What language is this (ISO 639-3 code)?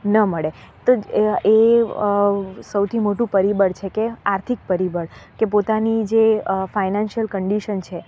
guj